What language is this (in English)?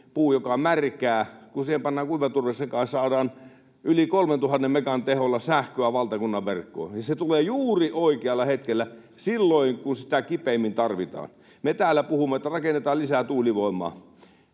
Finnish